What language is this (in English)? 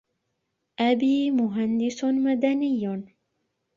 Arabic